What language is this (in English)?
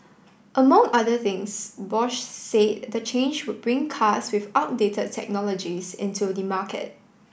English